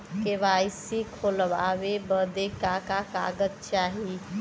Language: Bhojpuri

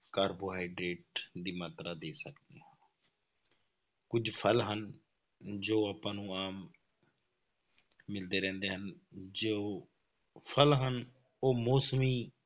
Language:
Punjabi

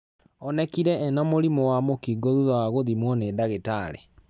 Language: Kikuyu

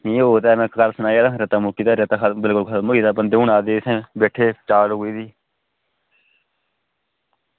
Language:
Dogri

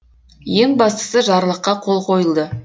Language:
Kazakh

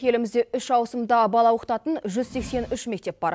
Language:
Kazakh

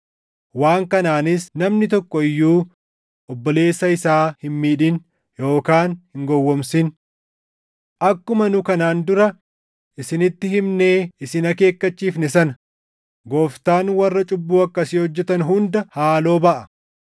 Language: Oromo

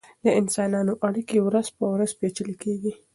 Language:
Pashto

